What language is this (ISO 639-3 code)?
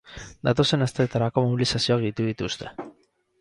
eus